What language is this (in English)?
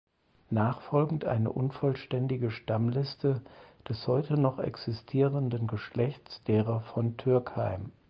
German